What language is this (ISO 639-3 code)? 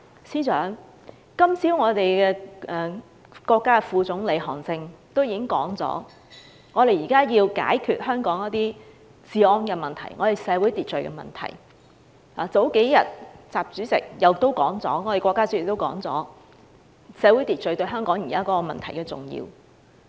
yue